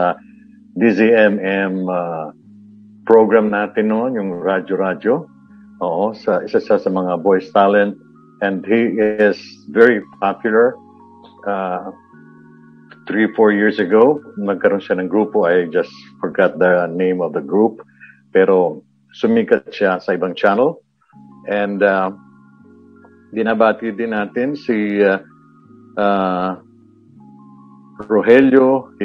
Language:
Filipino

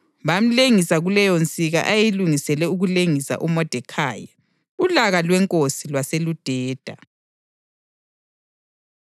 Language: North Ndebele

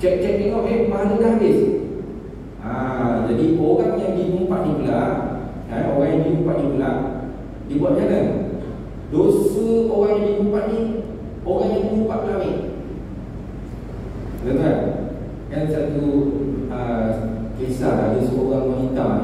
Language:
Malay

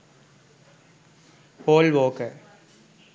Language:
Sinhala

